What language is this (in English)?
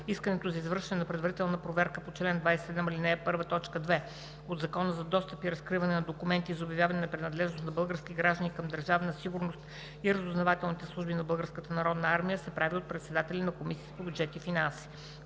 Bulgarian